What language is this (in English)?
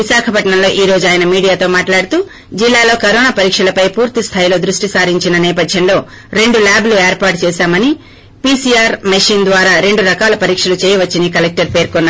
Telugu